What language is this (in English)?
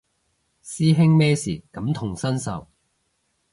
Cantonese